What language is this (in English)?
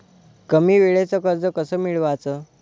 Marathi